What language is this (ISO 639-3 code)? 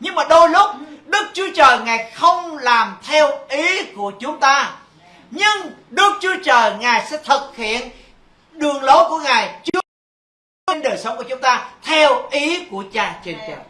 vie